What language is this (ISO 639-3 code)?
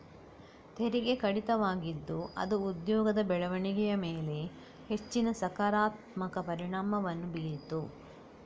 kan